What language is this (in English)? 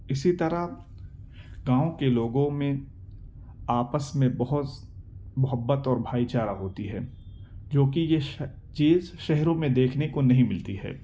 Urdu